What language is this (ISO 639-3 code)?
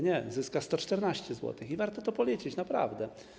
pol